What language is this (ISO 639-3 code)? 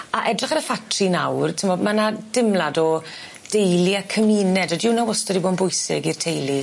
cym